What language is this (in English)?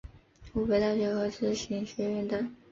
Chinese